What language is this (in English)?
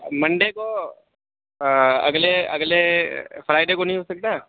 Urdu